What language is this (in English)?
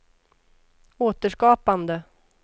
Swedish